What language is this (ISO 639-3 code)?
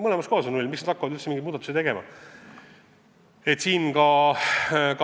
est